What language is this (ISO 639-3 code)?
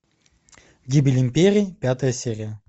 rus